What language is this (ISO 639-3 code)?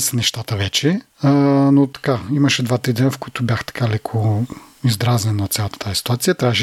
bul